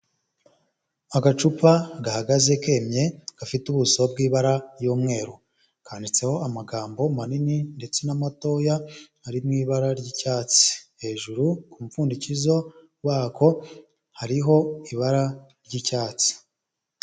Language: Kinyarwanda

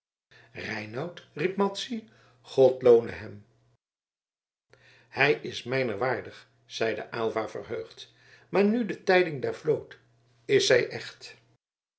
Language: Dutch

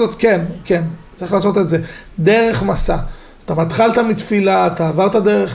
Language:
Hebrew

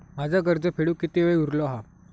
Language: Marathi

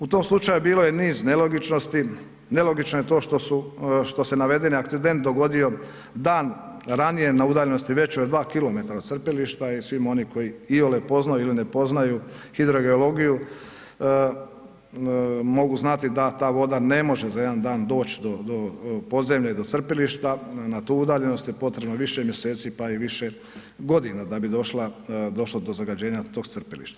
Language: Croatian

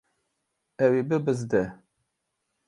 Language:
Kurdish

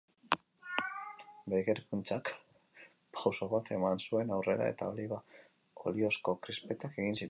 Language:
Basque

